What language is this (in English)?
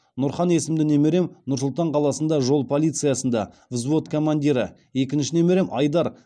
Kazakh